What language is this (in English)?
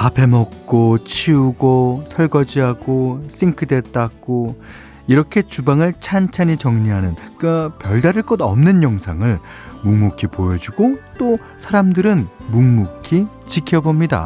Korean